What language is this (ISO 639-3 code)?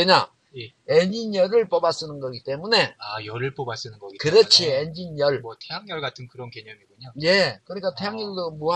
kor